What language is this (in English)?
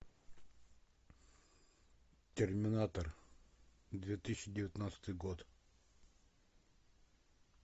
Russian